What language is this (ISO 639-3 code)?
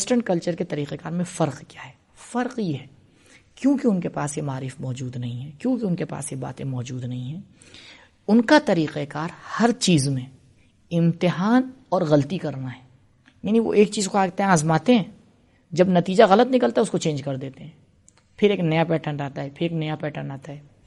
urd